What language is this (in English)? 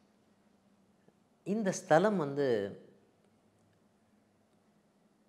Arabic